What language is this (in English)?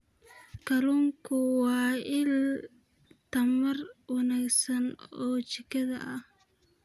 Somali